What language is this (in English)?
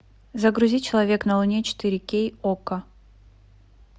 Russian